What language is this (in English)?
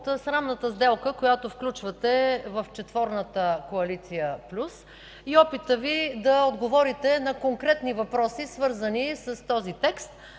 Bulgarian